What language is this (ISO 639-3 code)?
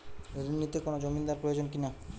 ben